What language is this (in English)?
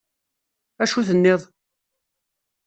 Kabyle